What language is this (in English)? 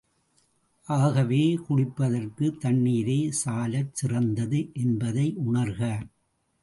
Tamil